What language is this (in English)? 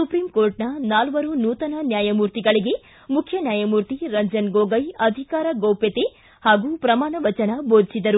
Kannada